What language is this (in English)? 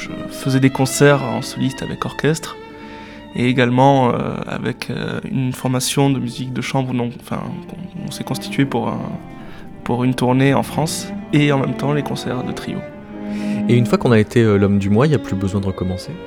French